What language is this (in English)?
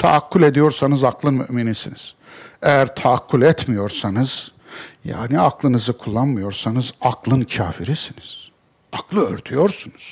Turkish